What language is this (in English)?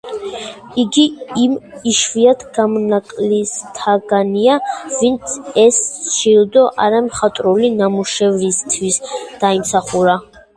Georgian